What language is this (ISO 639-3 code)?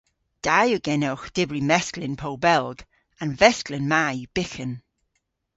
cor